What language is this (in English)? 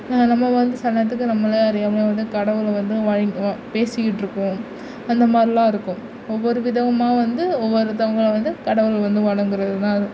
Tamil